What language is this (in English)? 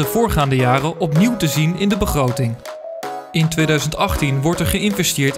Dutch